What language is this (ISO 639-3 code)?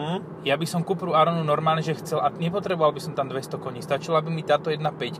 slk